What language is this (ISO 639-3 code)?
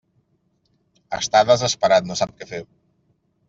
cat